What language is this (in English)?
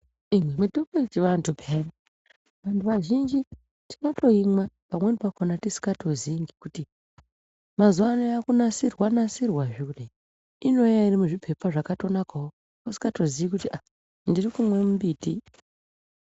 Ndau